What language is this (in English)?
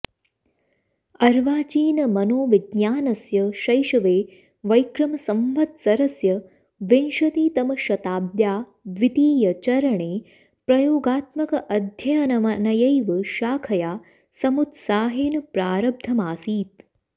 Sanskrit